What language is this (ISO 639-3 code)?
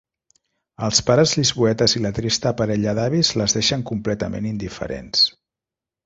cat